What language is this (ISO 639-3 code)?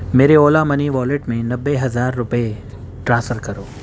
urd